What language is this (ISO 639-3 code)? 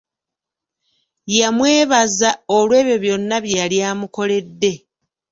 lug